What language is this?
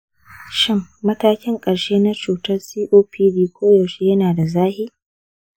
Hausa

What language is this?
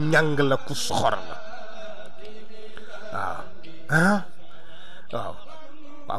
Arabic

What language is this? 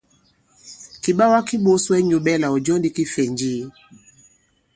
Bankon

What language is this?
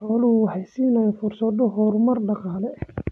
Somali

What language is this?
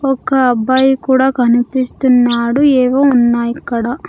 Telugu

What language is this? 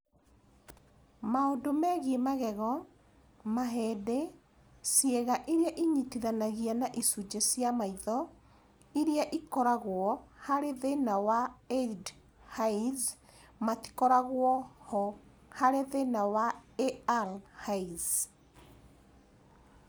Kikuyu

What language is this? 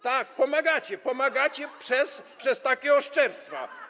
Polish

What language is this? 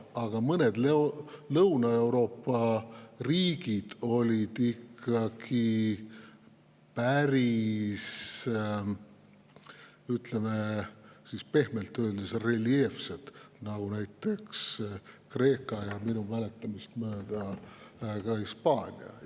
Estonian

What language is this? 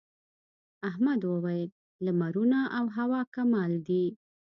Pashto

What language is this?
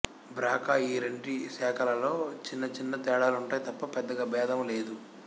Telugu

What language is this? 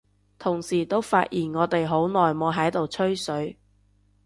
Cantonese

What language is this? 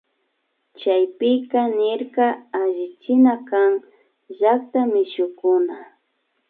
Imbabura Highland Quichua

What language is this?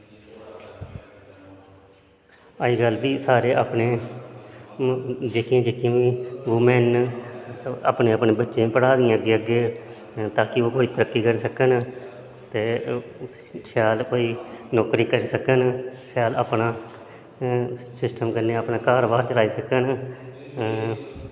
Dogri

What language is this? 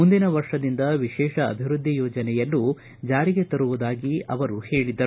Kannada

